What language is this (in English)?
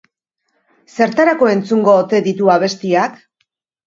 Basque